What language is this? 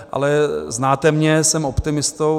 Czech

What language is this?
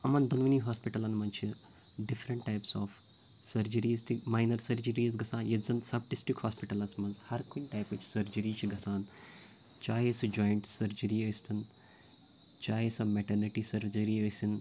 Kashmiri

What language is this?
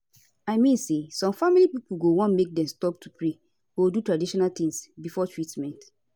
Nigerian Pidgin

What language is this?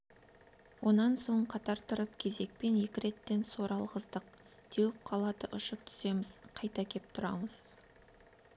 Kazakh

